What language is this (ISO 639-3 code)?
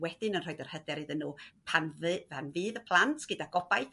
cym